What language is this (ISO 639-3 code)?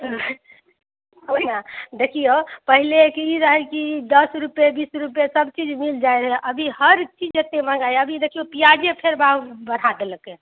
mai